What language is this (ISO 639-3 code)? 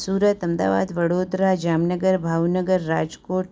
guj